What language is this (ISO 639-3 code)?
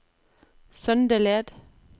nor